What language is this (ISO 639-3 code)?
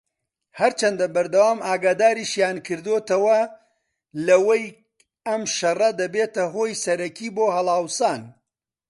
ckb